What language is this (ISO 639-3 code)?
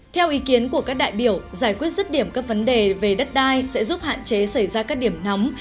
vie